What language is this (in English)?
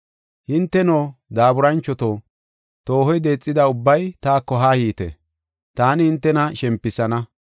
Gofa